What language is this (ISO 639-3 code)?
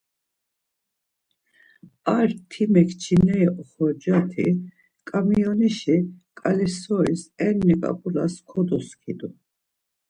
lzz